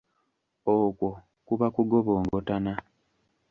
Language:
Ganda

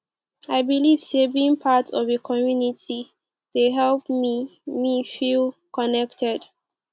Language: Nigerian Pidgin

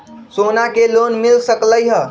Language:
Magahi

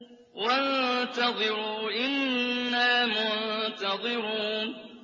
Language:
Arabic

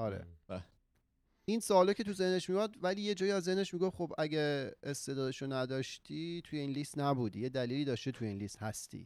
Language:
Persian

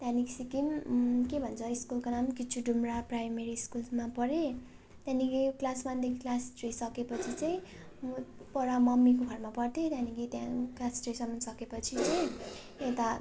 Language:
Nepali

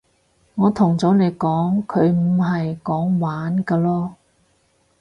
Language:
Cantonese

